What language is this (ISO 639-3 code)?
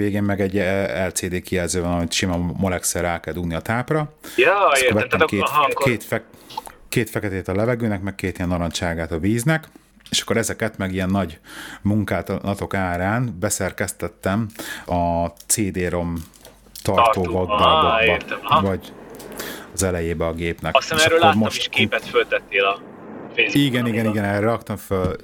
hun